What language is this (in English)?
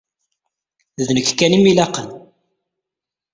Kabyle